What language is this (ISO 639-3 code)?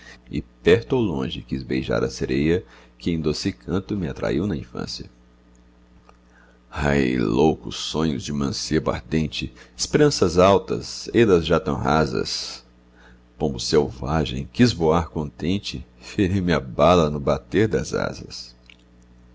por